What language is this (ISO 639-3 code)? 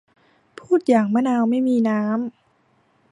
tha